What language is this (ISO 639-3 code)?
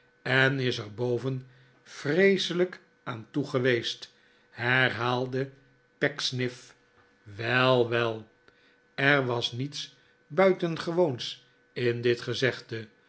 nld